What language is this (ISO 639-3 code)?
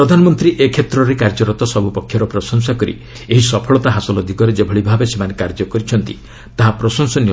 ori